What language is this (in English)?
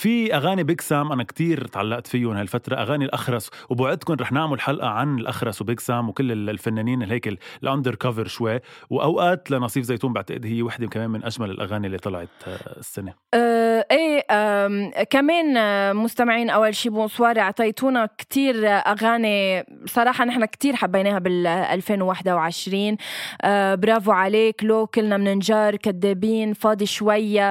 Arabic